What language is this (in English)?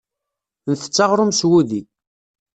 Kabyle